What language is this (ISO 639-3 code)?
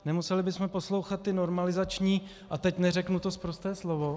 ces